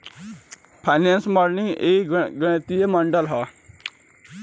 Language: Bhojpuri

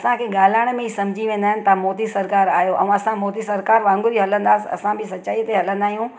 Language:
Sindhi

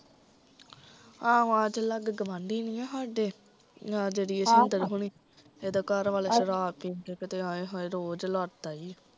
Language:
Punjabi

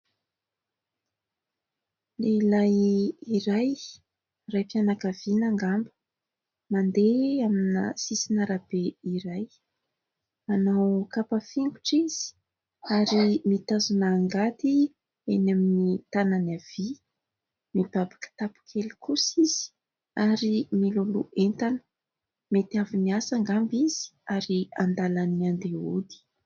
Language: Malagasy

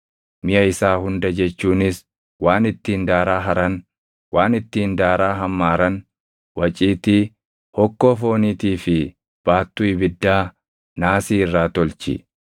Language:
Oromo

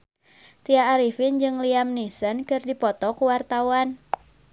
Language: Sundanese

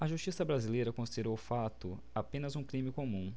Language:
Portuguese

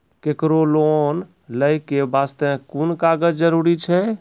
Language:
Maithili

